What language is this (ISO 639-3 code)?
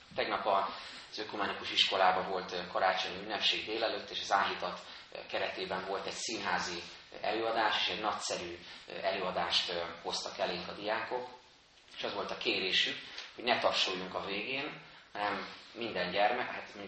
hun